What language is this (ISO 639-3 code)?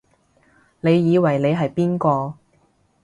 yue